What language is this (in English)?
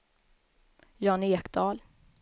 Swedish